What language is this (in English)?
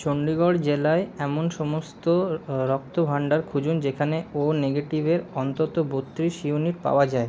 Bangla